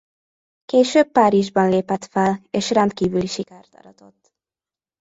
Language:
Hungarian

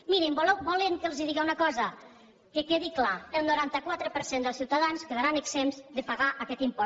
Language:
Catalan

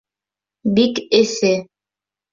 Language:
Bashkir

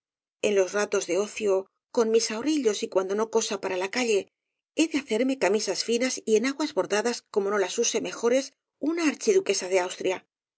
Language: Spanish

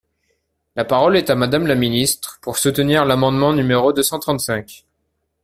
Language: French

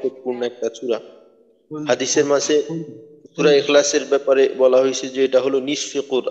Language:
Arabic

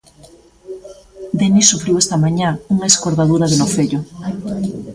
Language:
Galician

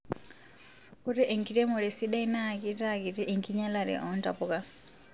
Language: Masai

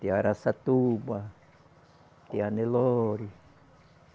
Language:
Portuguese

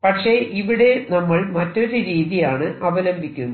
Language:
Malayalam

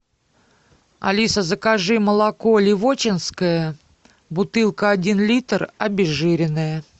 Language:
Russian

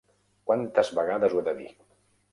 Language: Catalan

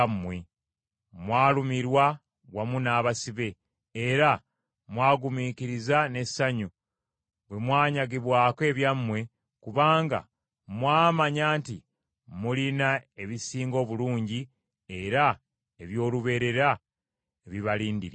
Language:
Ganda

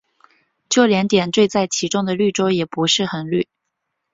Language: Chinese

